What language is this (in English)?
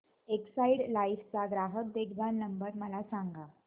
Marathi